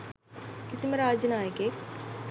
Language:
Sinhala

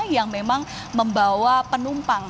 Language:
Indonesian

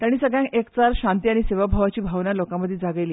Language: Konkani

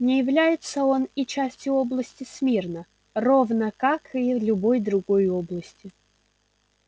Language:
Russian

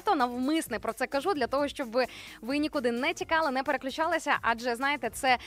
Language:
Ukrainian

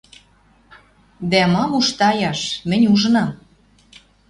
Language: Western Mari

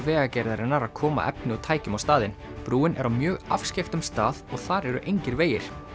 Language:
Icelandic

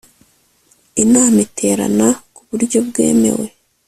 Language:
Kinyarwanda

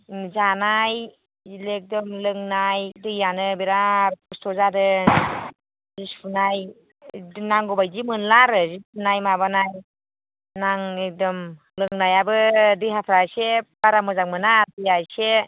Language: Bodo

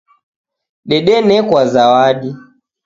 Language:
Taita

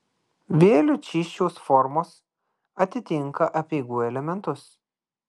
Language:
Lithuanian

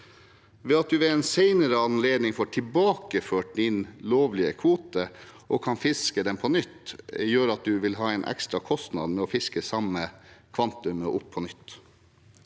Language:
Norwegian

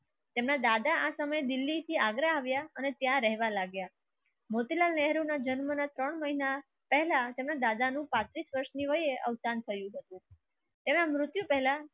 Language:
Gujarati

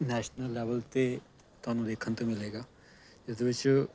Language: Punjabi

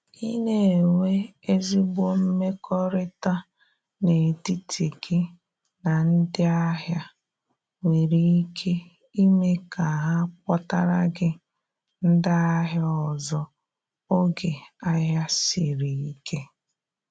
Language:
Igbo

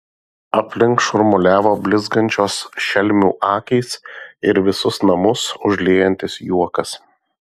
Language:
Lithuanian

